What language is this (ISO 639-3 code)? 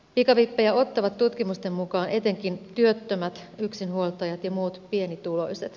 fin